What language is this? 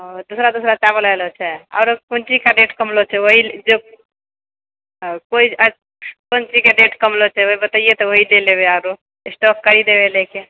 Maithili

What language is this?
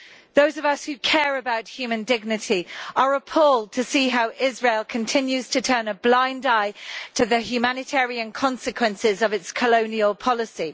English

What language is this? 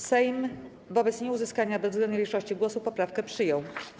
Polish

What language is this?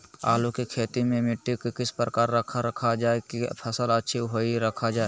Magahi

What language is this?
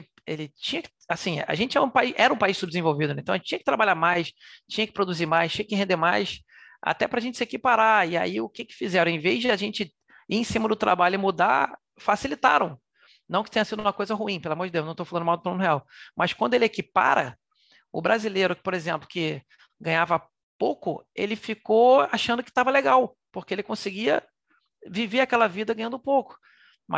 Portuguese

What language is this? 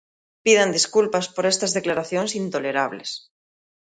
Galician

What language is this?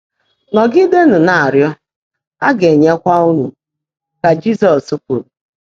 Igbo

